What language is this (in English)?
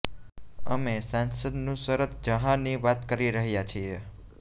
Gujarati